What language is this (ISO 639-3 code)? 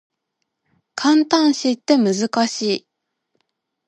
jpn